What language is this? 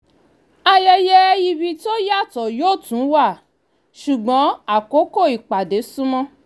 Yoruba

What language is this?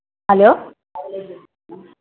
Telugu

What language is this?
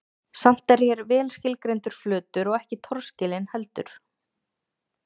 Icelandic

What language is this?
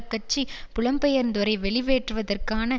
Tamil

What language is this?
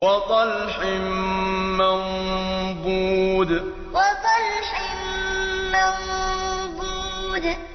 Arabic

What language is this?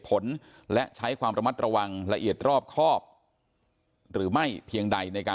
Thai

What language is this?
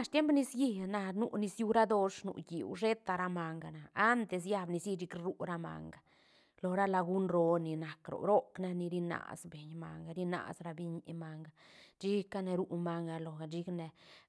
Santa Catarina Albarradas Zapotec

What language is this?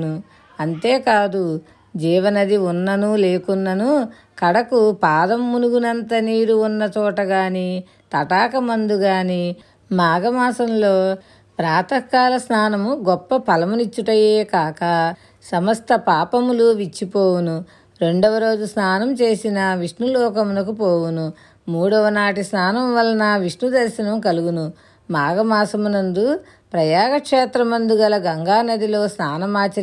Telugu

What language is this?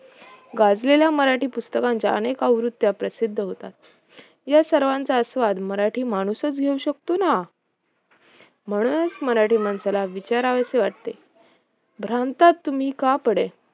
Marathi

